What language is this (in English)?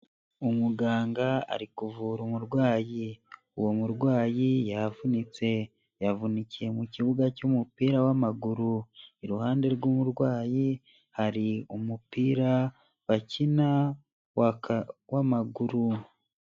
Kinyarwanda